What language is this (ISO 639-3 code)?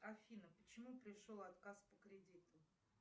rus